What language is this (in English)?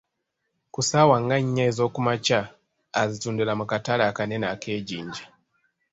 Ganda